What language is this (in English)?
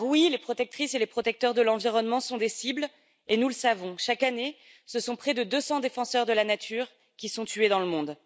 French